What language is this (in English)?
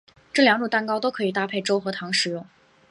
Chinese